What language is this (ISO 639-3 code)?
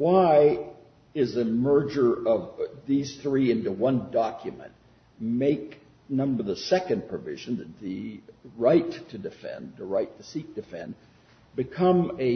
eng